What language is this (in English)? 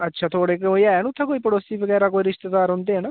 Dogri